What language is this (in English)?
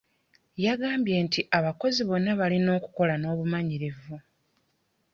Ganda